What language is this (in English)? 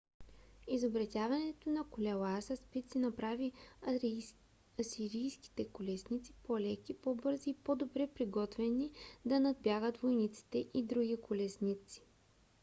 Bulgarian